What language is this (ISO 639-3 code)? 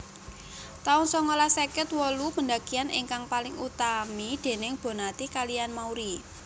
jav